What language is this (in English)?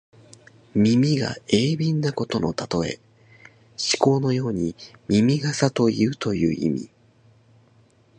Japanese